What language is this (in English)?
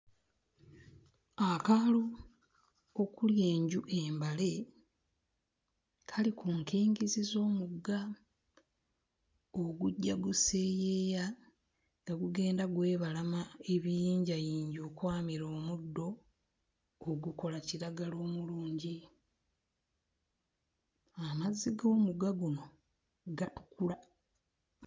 Ganda